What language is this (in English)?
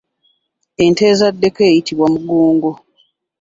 Ganda